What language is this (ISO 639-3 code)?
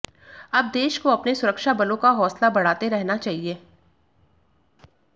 hin